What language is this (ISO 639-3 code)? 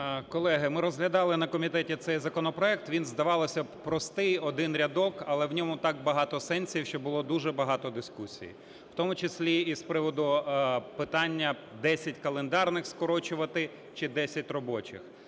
ukr